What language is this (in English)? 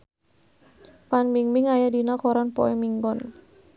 Sundanese